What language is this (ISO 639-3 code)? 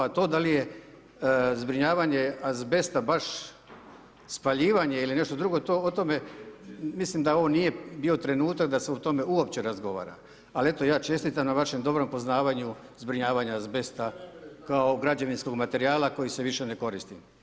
hrv